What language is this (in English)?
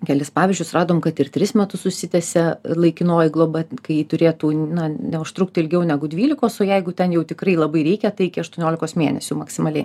Lithuanian